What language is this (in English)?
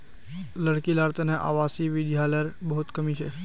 Magahi